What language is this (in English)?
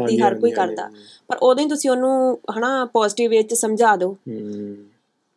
Punjabi